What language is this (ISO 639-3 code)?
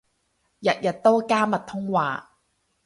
yue